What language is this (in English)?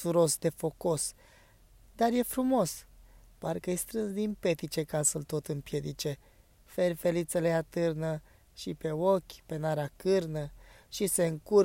Romanian